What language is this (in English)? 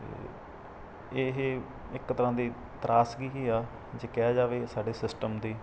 Punjabi